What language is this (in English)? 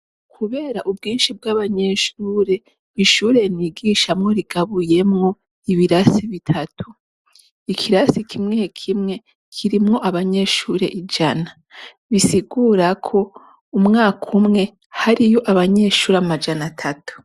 Rundi